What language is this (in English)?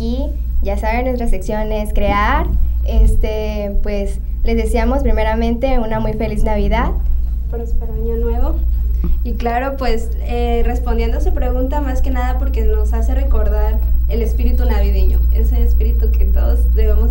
Spanish